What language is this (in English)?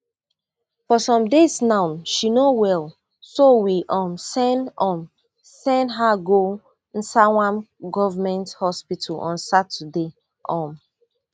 Nigerian Pidgin